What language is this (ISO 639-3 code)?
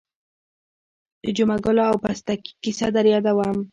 pus